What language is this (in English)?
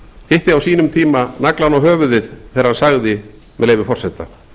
Icelandic